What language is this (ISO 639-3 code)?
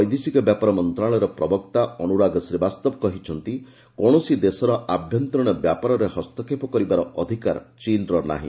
ori